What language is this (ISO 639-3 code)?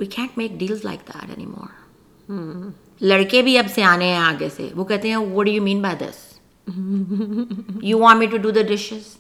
urd